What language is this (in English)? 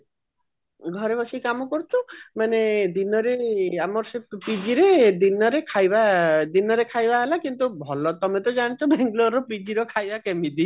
Odia